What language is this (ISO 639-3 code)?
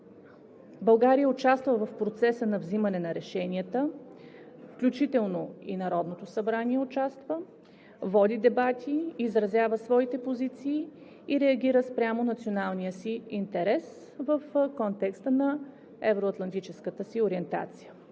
bul